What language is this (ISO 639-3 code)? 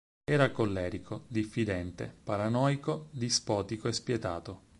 ita